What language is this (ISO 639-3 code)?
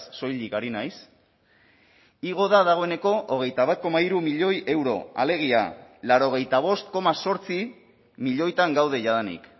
eus